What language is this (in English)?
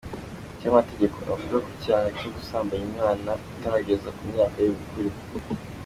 Kinyarwanda